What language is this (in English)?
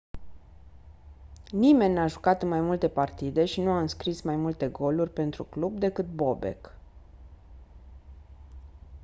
Romanian